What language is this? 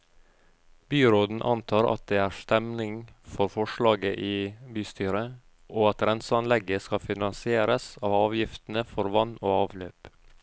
Norwegian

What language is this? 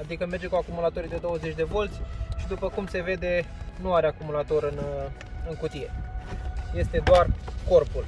Romanian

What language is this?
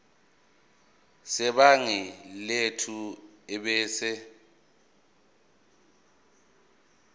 Zulu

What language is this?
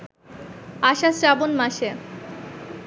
Bangla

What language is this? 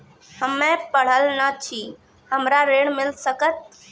Maithili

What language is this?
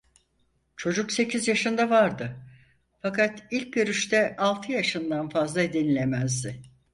Turkish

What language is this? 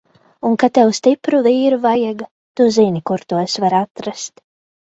Latvian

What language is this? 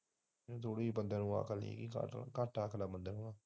Punjabi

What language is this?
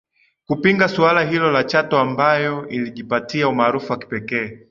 Swahili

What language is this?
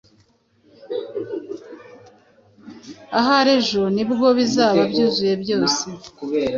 Kinyarwanda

